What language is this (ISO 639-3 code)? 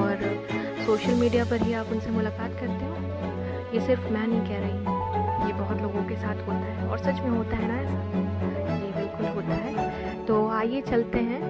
hin